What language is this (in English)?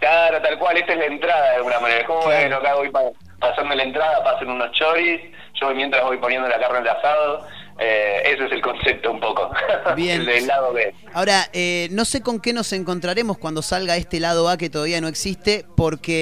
Spanish